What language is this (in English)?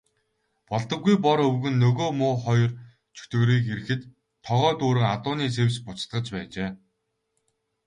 Mongolian